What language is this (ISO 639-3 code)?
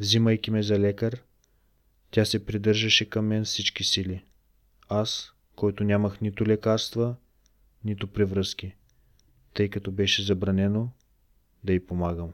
bul